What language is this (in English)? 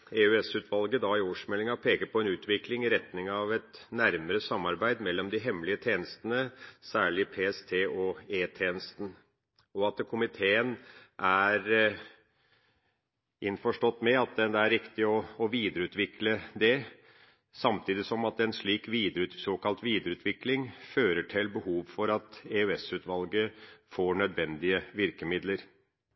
Norwegian Bokmål